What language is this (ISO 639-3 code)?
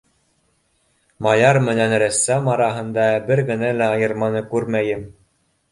bak